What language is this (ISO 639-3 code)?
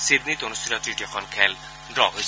asm